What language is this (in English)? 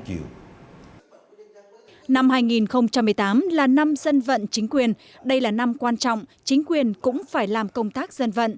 Vietnamese